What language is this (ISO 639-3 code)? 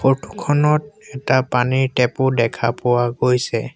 asm